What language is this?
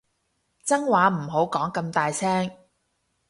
Cantonese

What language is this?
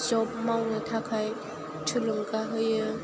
Bodo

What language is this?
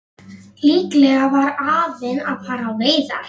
Icelandic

